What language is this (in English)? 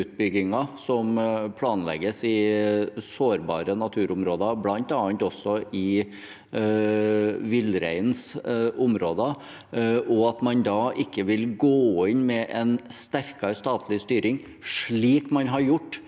Norwegian